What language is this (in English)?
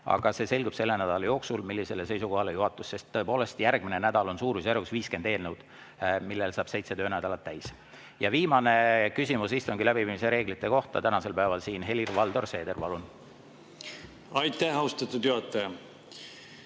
Estonian